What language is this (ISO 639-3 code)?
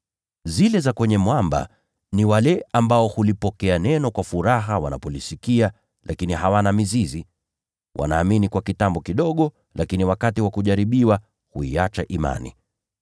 swa